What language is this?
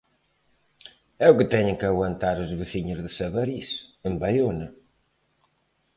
Galician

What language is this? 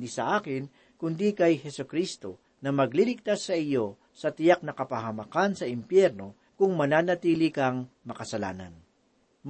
Filipino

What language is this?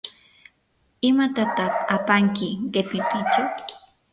Yanahuanca Pasco Quechua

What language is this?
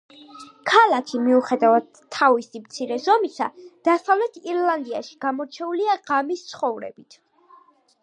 Georgian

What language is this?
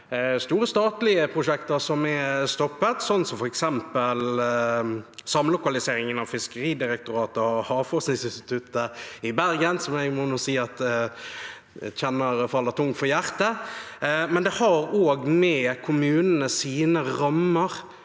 Norwegian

